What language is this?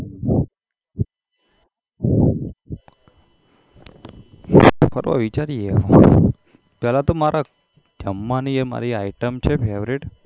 Gujarati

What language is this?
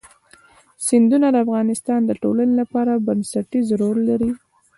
Pashto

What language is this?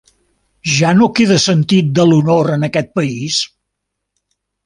Catalan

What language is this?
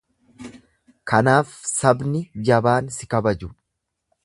Oromo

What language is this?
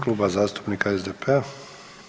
Croatian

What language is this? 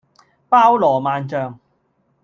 Cantonese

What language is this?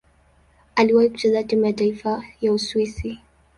Swahili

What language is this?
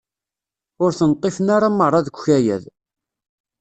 Kabyle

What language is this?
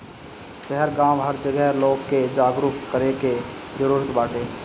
Bhojpuri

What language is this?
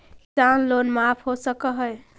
Magahi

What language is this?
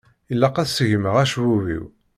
Kabyle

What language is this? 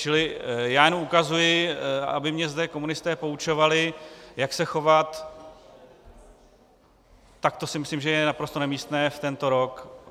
Czech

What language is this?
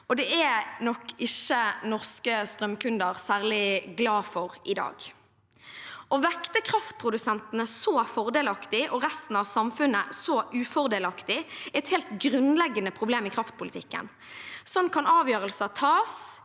Norwegian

